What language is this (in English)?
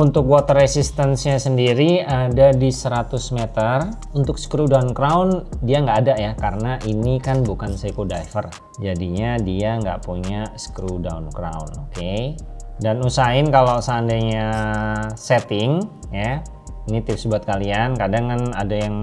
Indonesian